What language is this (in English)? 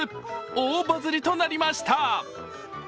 Japanese